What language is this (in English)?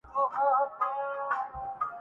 Urdu